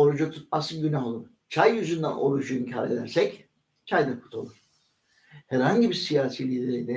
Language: Turkish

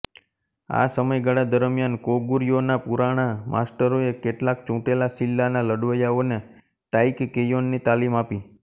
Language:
Gujarati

